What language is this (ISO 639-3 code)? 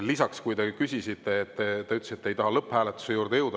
est